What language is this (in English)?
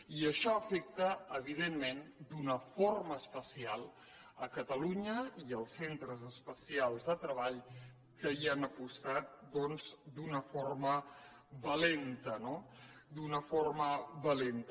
Catalan